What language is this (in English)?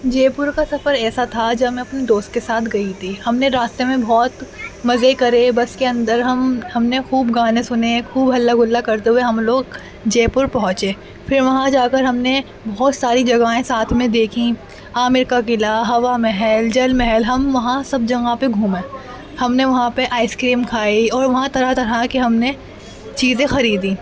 Urdu